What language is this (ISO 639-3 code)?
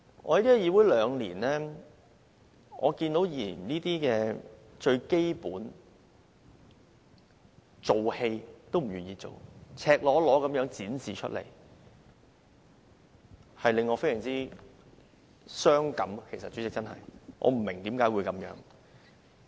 yue